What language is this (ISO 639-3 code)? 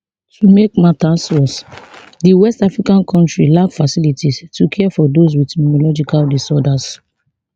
pcm